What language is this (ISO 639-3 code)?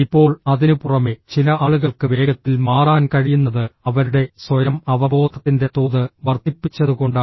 mal